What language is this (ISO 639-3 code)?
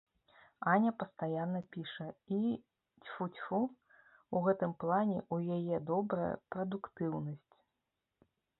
bel